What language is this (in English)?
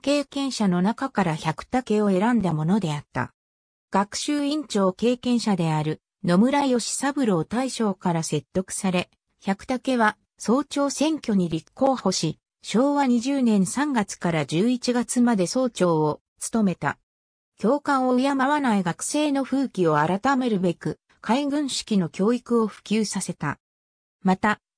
Japanese